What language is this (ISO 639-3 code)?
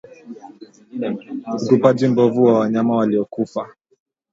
swa